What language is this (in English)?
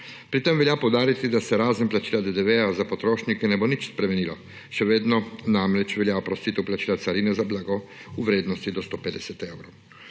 Slovenian